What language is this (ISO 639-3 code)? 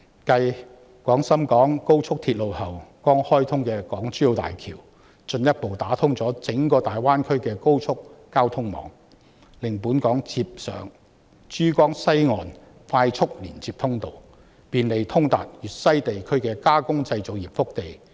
yue